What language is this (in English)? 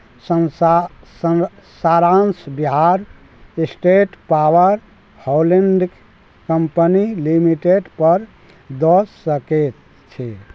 Maithili